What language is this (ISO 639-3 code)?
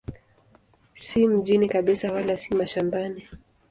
swa